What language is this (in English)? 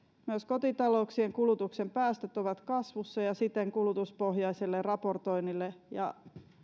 Finnish